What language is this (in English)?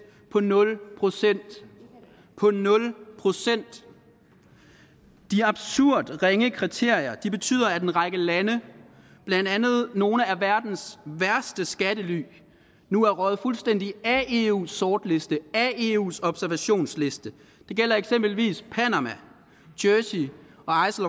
Danish